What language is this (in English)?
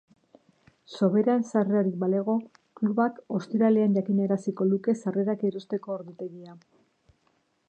Basque